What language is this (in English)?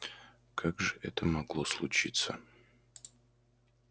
Russian